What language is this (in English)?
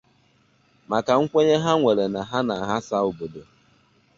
Igbo